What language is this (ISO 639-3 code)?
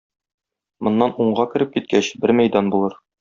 tat